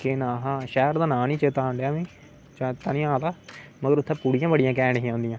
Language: Dogri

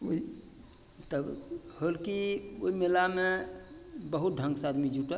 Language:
Maithili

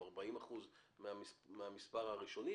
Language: Hebrew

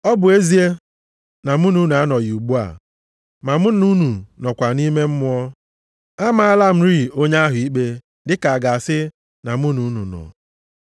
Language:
Igbo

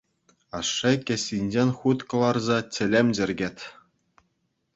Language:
Chuvash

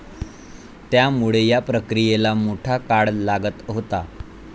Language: Marathi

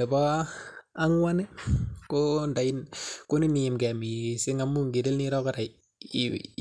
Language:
Kalenjin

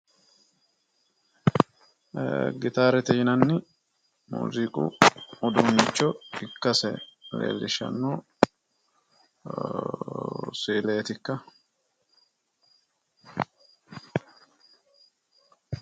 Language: Sidamo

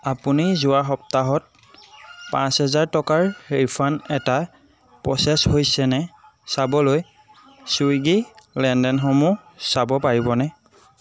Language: Assamese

